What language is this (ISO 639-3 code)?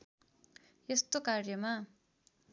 nep